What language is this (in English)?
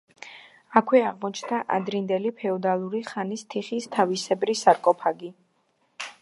Georgian